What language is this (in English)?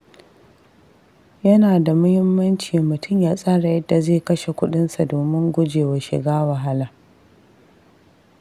Hausa